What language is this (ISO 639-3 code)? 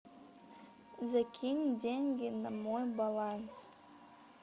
rus